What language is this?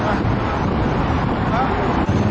Thai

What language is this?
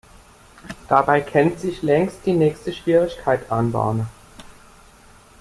German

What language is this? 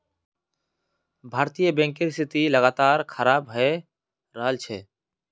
Magahi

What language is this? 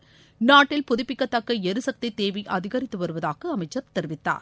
Tamil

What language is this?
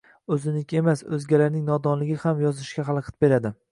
Uzbek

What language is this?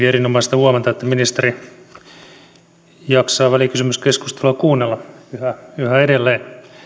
Finnish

